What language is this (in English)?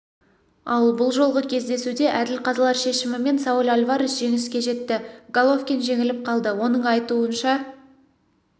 Kazakh